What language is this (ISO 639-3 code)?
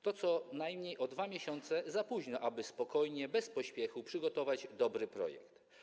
pol